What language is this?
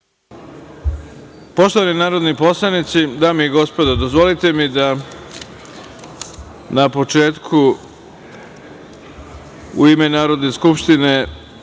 Serbian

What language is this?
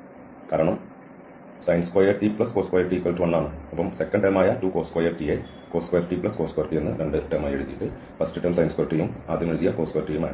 Malayalam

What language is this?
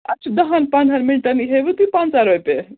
Kashmiri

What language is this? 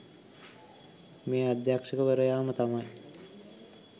Sinhala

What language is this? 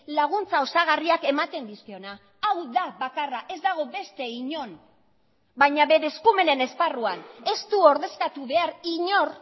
Basque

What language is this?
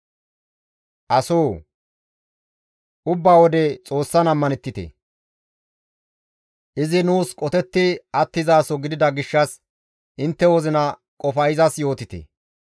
Gamo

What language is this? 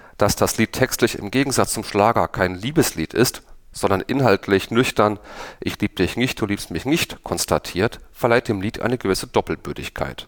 German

